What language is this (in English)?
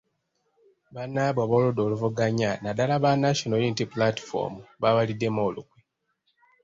Ganda